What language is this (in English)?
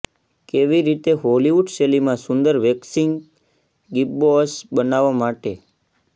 Gujarati